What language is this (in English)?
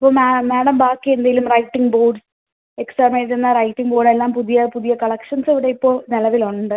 Malayalam